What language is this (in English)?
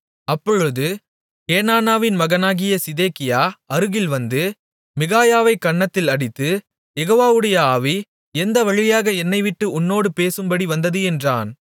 Tamil